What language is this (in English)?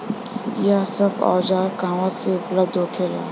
Bhojpuri